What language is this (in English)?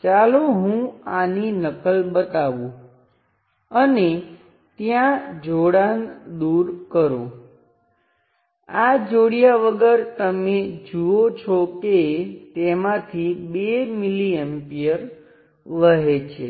Gujarati